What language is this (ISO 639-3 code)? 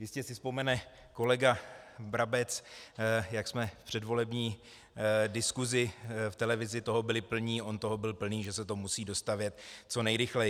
ces